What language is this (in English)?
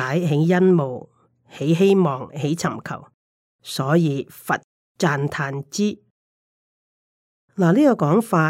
Chinese